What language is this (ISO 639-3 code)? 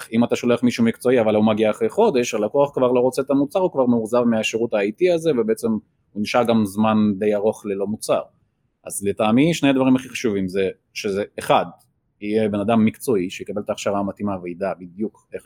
heb